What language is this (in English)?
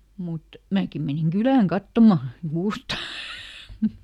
Finnish